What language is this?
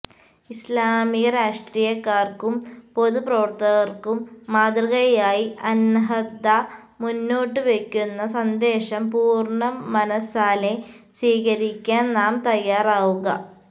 Malayalam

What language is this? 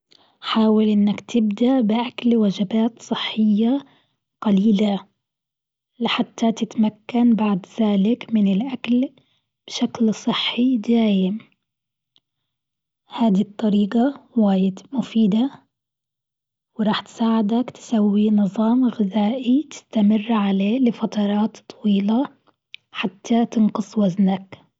Gulf Arabic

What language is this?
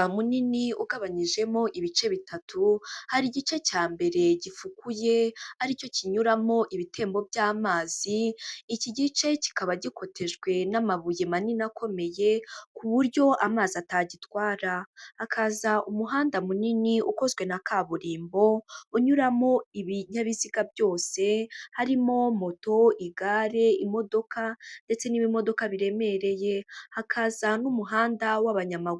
Kinyarwanda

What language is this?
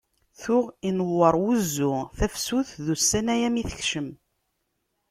Kabyle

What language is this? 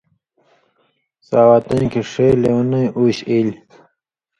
Indus Kohistani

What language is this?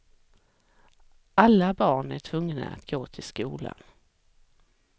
Swedish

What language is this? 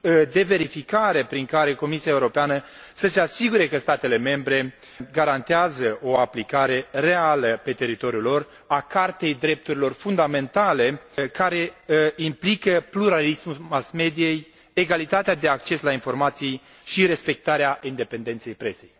Romanian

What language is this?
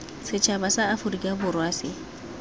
Tswana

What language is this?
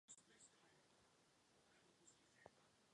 Czech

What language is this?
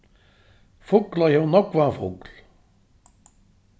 Faroese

